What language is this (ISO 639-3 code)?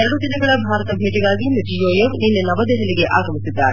kan